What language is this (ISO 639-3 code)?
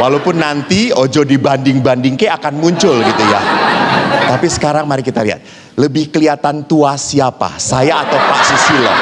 ind